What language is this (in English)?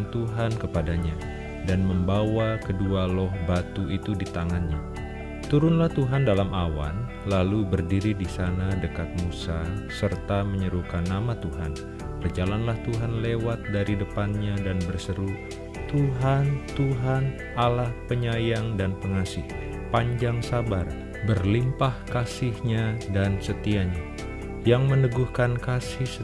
Indonesian